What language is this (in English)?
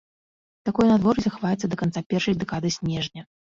Belarusian